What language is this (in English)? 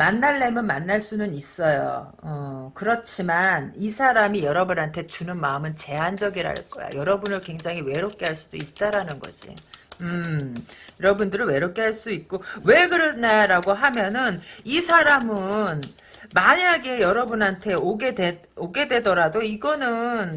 Korean